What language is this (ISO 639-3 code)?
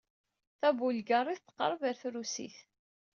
kab